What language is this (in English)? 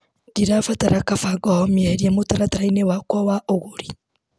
Kikuyu